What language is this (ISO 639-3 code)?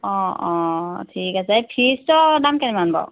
asm